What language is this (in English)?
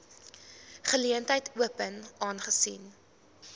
Afrikaans